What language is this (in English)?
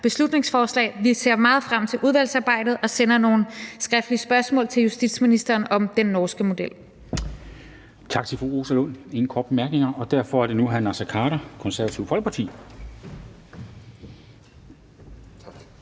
Danish